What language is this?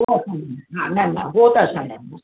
Sindhi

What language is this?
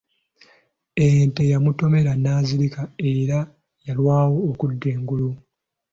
Ganda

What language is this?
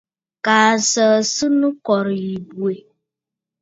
Bafut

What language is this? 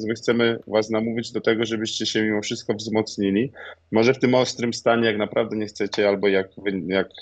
Polish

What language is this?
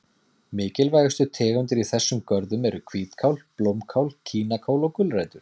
Icelandic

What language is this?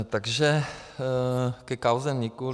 Czech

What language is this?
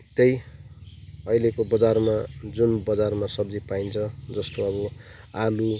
Nepali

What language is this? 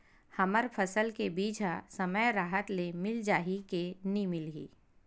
Chhattisgarhi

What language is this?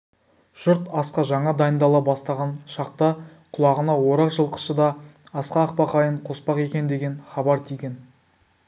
Kazakh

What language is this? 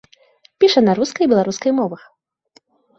Belarusian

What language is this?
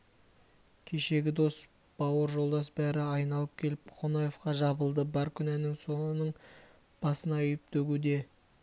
Kazakh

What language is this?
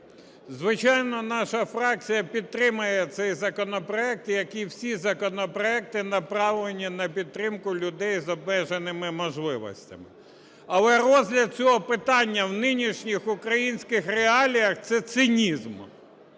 Ukrainian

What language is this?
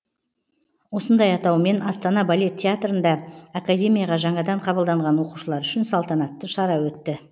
Kazakh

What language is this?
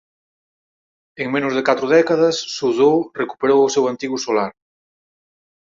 Galician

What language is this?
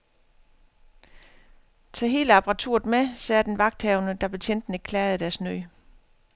Danish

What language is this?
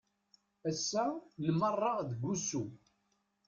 Kabyle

